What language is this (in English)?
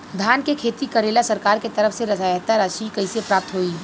Bhojpuri